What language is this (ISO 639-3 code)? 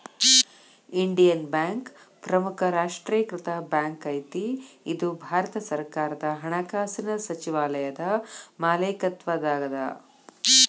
kan